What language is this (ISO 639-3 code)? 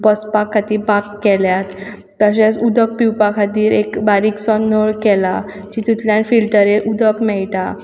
kok